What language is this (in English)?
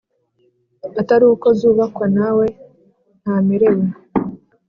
Kinyarwanda